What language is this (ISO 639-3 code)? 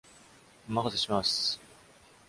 jpn